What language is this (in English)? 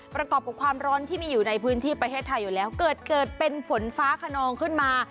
Thai